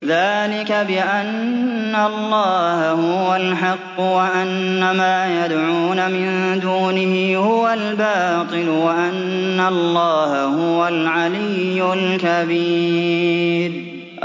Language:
Arabic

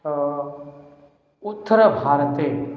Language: Sanskrit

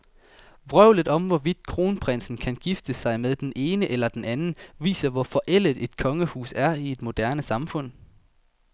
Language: Danish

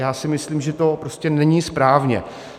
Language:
Czech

